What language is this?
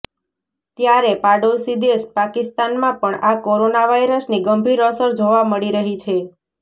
Gujarati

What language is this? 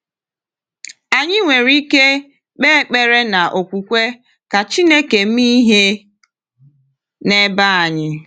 Igbo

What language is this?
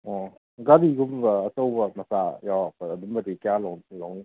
Manipuri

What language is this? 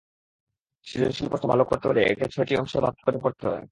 Bangla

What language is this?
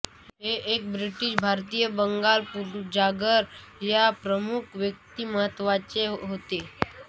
Marathi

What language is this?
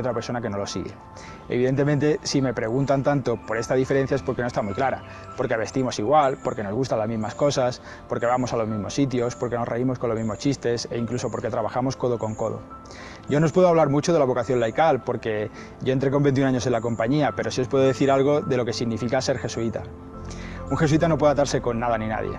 Spanish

